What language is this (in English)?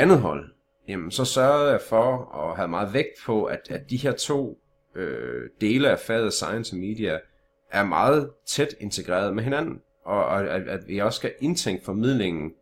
Danish